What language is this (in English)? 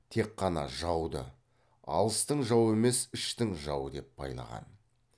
Kazakh